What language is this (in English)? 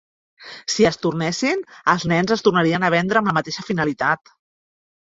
Catalan